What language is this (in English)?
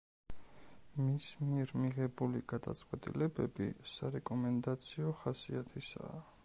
Georgian